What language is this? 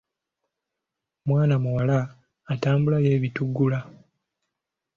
Ganda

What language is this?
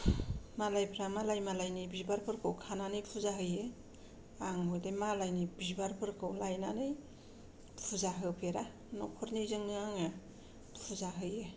Bodo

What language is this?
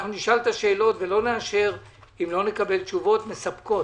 Hebrew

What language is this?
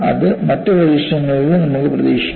Malayalam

